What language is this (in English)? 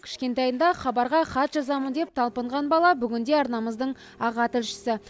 Kazakh